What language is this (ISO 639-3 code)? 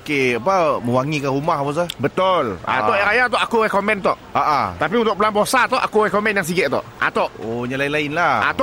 msa